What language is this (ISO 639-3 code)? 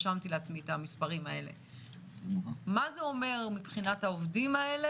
heb